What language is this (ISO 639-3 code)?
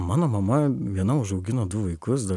lit